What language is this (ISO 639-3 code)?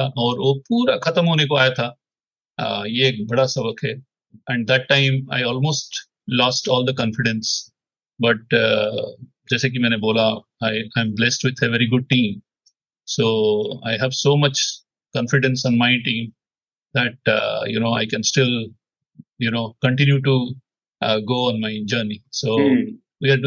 hin